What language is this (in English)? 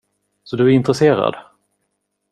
Swedish